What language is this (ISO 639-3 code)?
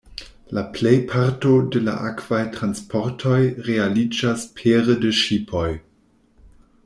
epo